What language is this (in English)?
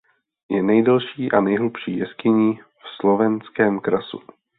Czech